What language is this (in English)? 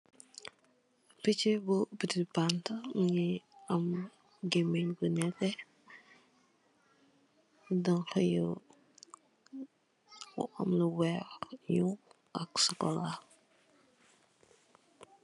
Wolof